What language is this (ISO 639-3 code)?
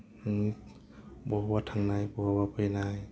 brx